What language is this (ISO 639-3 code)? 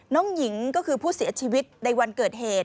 tha